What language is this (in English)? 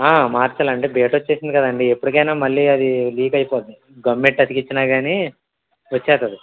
Telugu